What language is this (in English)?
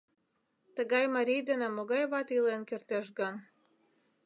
Mari